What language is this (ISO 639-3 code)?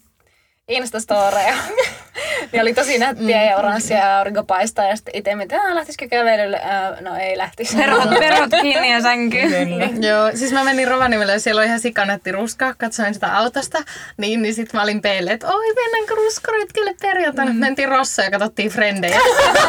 fin